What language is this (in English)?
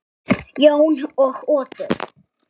Icelandic